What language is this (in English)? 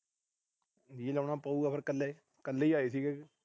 Punjabi